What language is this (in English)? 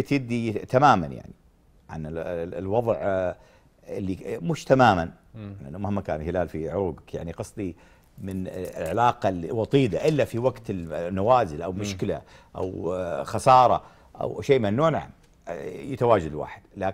Arabic